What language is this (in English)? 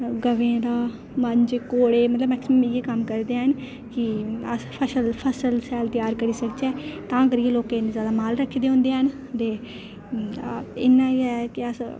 Dogri